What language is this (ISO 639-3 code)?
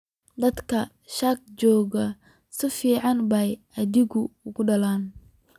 som